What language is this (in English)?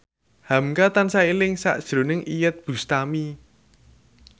Javanese